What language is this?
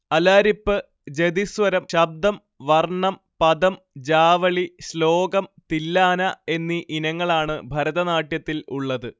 Malayalam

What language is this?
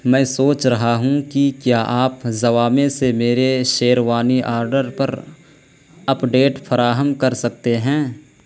Urdu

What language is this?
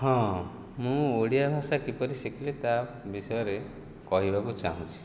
Odia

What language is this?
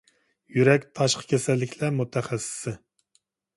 Uyghur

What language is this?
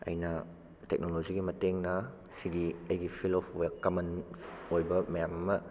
Manipuri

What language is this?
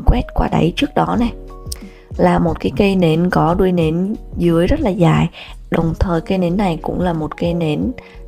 Vietnamese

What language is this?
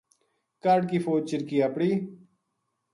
Gujari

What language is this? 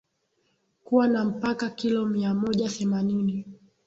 Swahili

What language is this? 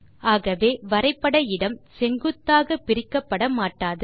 Tamil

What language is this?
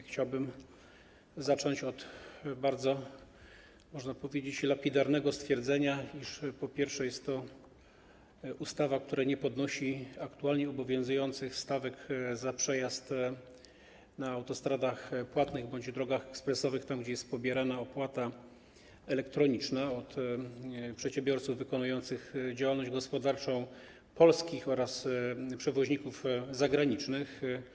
Polish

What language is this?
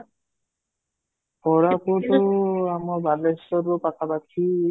Odia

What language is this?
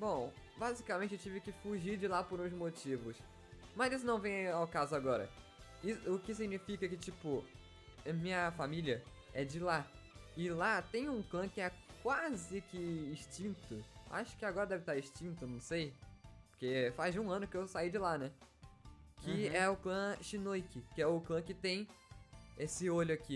Portuguese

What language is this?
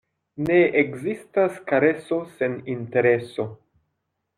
Esperanto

